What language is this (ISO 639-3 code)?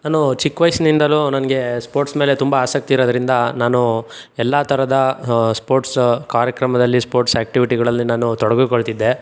kan